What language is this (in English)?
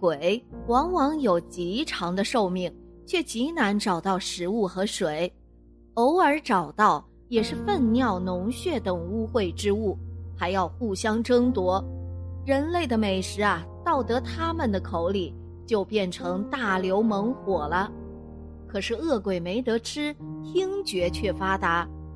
Chinese